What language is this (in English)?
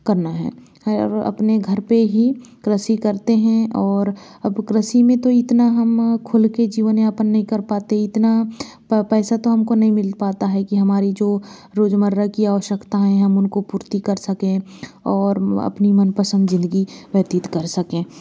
Hindi